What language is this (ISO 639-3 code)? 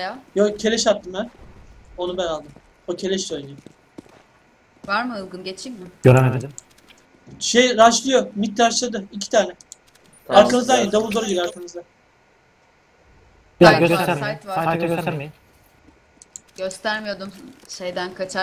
tur